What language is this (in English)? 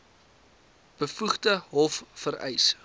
Afrikaans